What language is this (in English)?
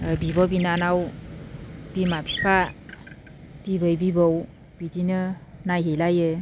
Bodo